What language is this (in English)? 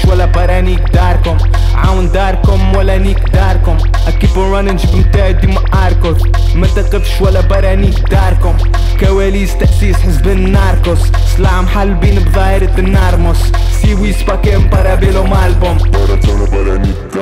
Arabic